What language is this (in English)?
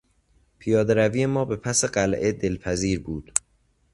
Persian